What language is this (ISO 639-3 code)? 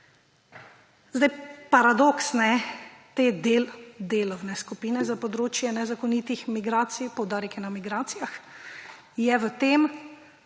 slv